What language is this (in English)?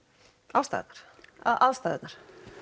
Icelandic